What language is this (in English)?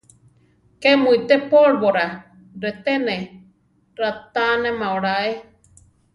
Central Tarahumara